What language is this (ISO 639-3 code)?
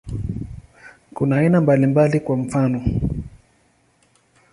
swa